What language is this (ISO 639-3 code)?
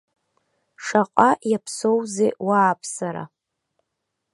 abk